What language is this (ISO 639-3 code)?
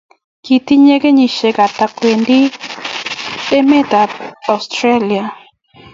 kln